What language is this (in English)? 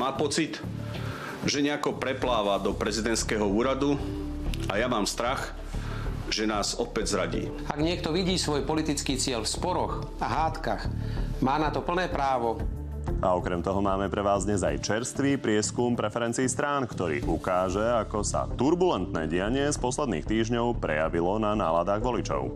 Slovak